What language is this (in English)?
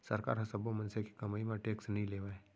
Chhattisgarhi